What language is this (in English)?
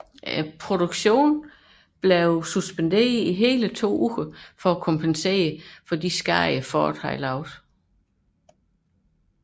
Danish